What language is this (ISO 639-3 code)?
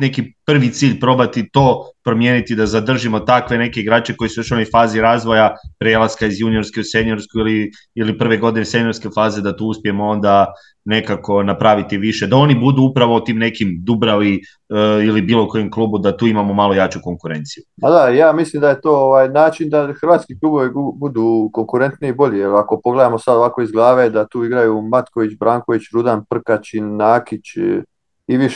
hrv